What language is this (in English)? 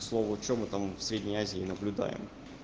Russian